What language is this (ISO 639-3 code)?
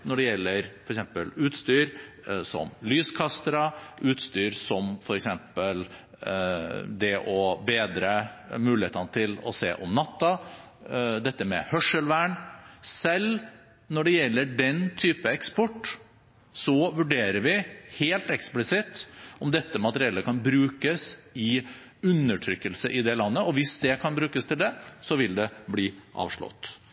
nob